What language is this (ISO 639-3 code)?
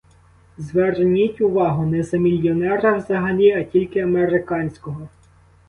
ukr